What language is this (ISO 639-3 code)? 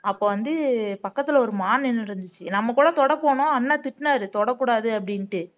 tam